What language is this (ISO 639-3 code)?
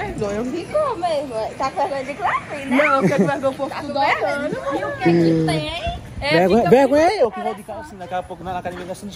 por